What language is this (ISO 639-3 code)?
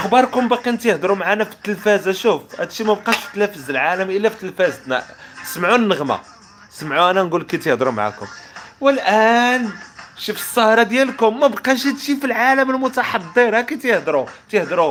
ara